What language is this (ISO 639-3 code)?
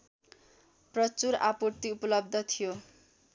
nep